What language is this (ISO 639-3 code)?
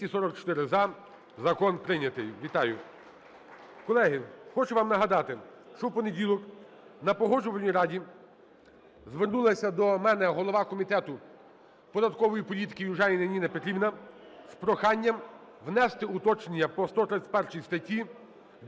ukr